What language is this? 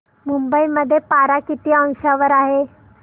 Marathi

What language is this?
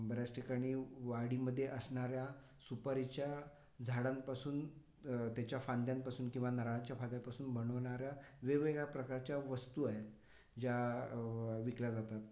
Marathi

